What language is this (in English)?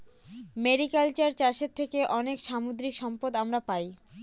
Bangla